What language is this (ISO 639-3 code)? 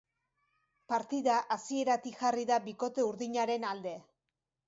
eus